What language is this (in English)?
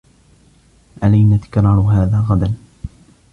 Arabic